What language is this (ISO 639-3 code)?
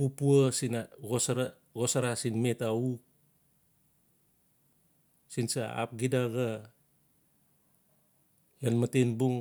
ncf